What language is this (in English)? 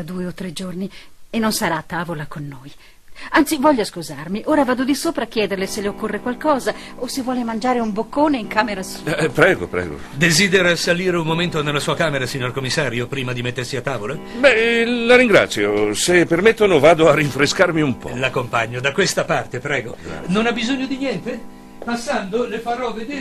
Italian